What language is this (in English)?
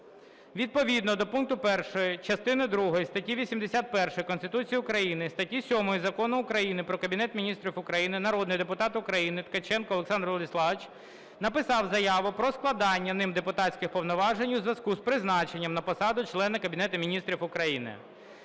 Ukrainian